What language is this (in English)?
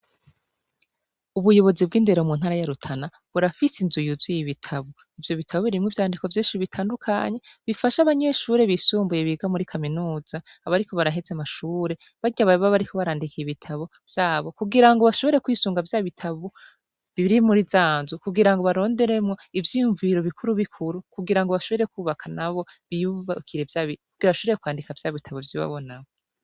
Rundi